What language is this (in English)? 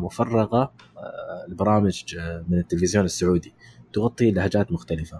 Arabic